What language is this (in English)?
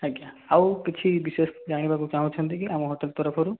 Odia